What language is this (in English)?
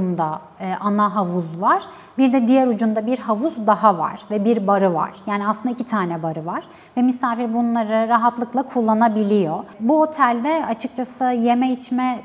Turkish